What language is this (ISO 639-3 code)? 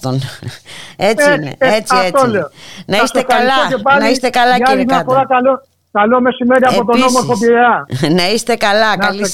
ell